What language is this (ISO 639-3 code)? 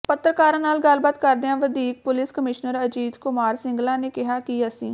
pan